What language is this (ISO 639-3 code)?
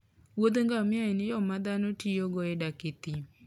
luo